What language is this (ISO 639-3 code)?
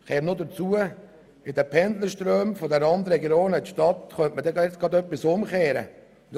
gsw